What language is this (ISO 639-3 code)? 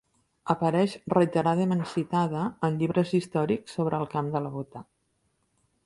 cat